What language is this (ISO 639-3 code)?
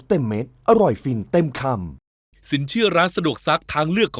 tha